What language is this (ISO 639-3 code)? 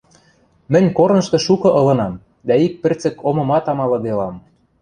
mrj